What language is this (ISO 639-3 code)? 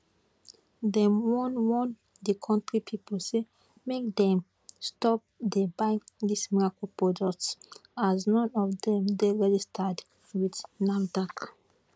pcm